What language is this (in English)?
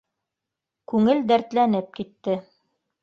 Bashkir